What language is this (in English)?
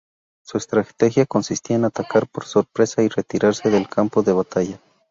Spanish